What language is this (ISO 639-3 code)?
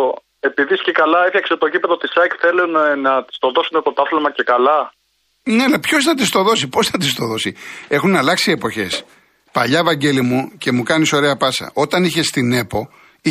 ell